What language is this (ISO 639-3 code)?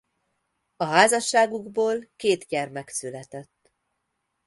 hun